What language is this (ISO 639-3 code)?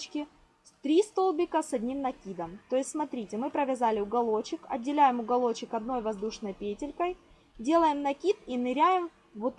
rus